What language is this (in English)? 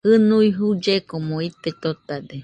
Nüpode Huitoto